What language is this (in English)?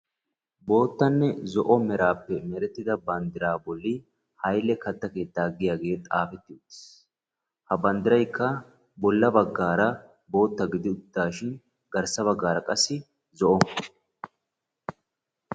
Wolaytta